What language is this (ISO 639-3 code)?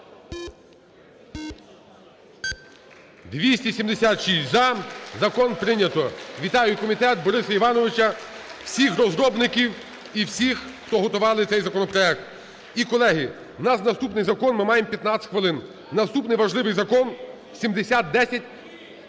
ukr